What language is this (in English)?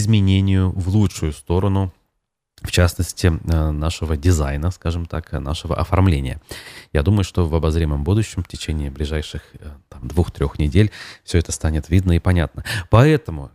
Russian